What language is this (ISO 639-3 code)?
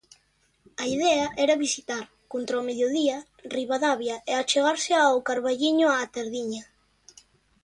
glg